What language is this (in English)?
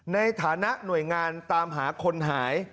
Thai